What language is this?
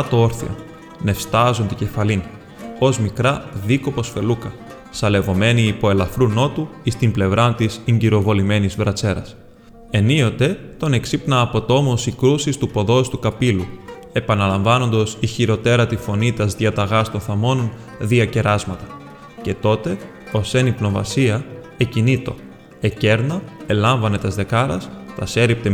Greek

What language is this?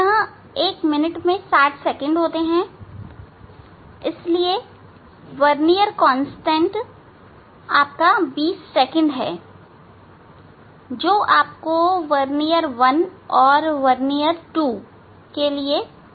Hindi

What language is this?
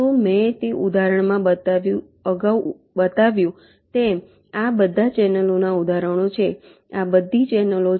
Gujarati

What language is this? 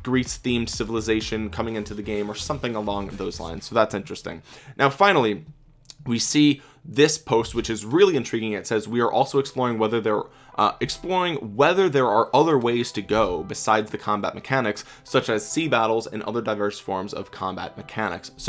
English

